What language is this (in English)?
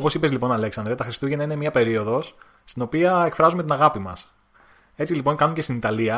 Greek